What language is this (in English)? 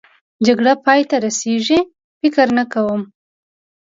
Pashto